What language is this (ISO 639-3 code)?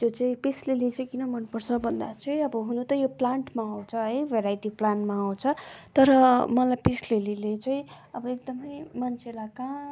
nep